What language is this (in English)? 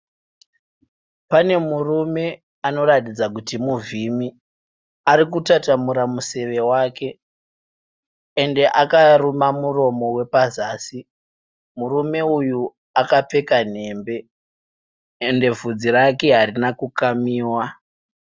Shona